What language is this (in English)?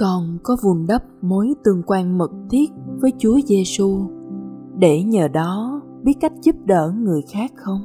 Vietnamese